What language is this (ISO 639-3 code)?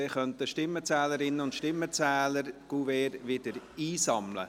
gsw